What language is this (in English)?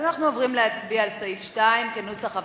Hebrew